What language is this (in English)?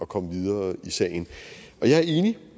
Danish